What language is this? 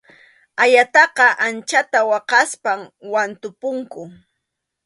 Arequipa-La Unión Quechua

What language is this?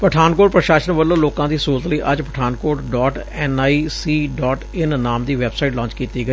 Punjabi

